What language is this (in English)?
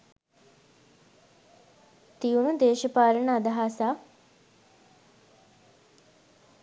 Sinhala